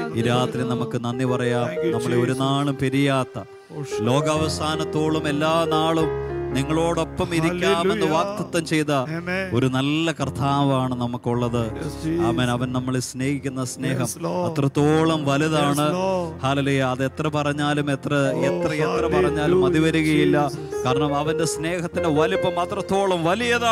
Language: Malayalam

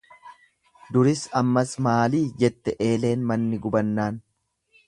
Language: Oromo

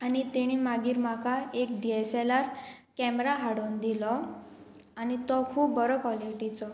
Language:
Konkani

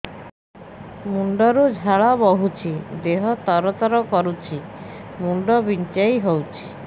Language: Odia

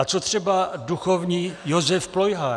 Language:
Czech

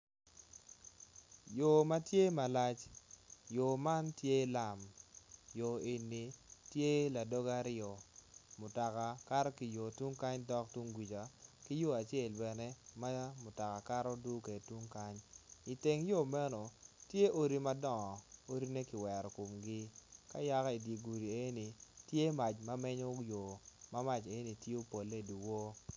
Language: Acoli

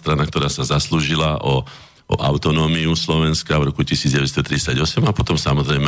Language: Slovak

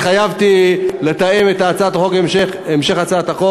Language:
Hebrew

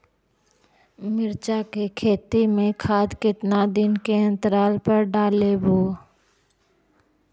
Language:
Magahi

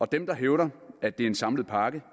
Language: Danish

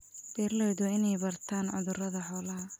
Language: Somali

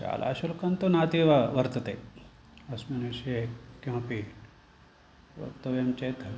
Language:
Sanskrit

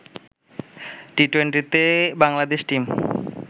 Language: Bangla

